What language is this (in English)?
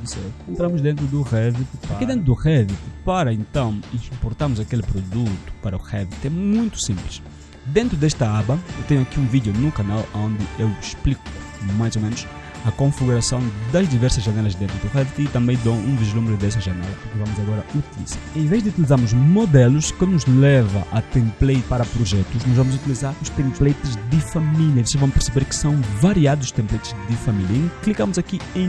Portuguese